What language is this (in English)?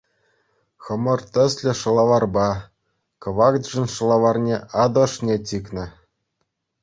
Chuvash